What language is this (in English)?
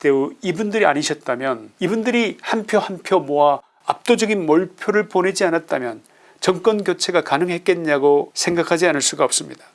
Korean